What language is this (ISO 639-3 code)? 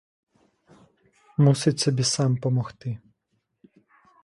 ukr